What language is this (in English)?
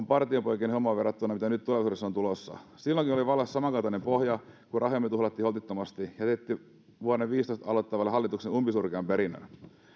Finnish